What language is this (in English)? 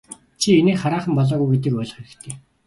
Mongolian